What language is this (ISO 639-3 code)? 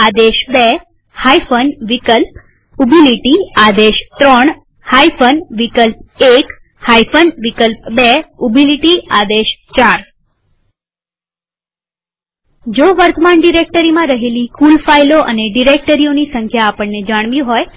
guj